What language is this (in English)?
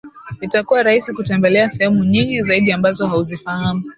Swahili